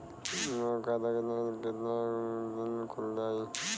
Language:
Bhojpuri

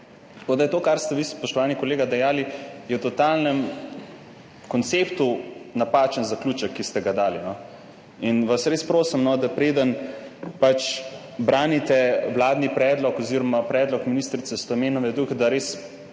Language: Slovenian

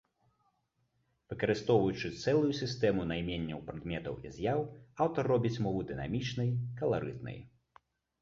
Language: Belarusian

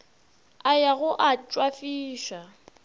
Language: Northern Sotho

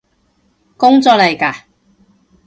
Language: Cantonese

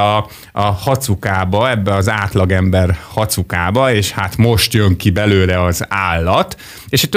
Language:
Hungarian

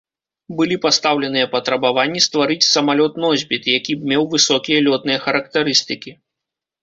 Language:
Belarusian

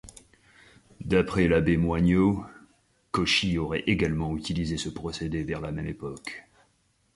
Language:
French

